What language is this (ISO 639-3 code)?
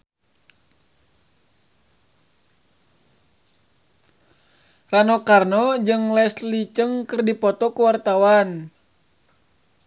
sun